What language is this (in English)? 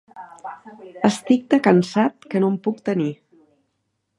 Catalan